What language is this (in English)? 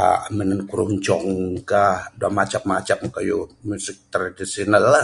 Bukar-Sadung Bidayuh